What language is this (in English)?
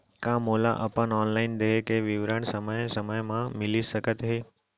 Chhattisgarhi